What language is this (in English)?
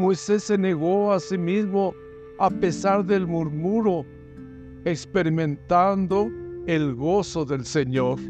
Spanish